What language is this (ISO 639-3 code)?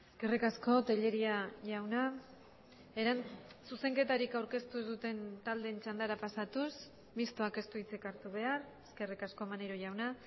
eus